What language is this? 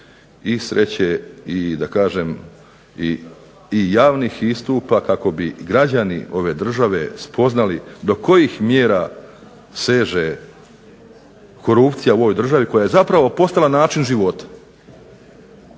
Croatian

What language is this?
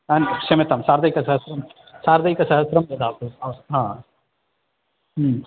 Sanskrit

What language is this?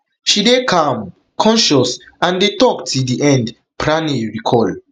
Nigerian Pidgin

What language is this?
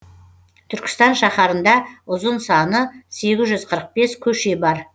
Kazakh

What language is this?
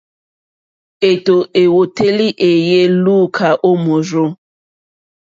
Mokpwe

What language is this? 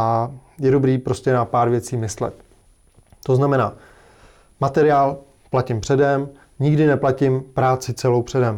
Czech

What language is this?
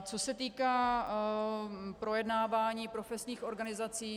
Czech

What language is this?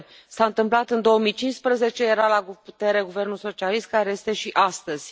Romanian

